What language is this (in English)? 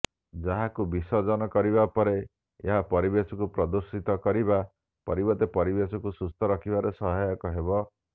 Odia